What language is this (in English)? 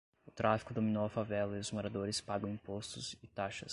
Portuguese